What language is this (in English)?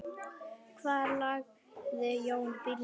Icelandic